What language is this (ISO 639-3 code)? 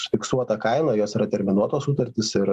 lit